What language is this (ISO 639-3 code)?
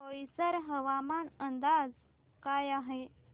mar